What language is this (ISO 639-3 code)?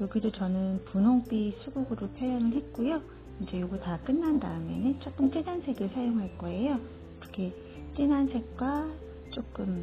kor